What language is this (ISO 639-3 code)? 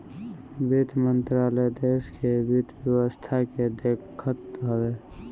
bho